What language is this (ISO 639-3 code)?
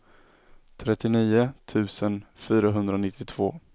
swe